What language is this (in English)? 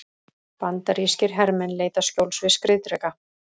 Icelandic